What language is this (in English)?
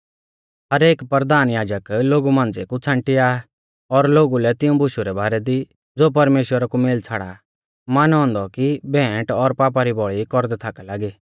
Mahasu Pahari